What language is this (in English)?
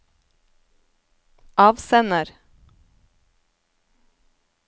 Norwegian